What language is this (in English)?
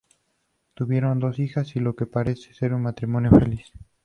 Spanish